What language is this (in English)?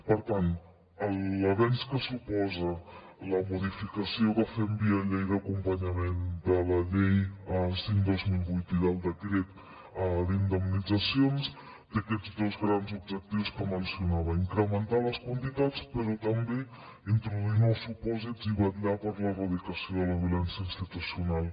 Catalan